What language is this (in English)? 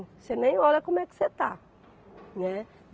Portuguese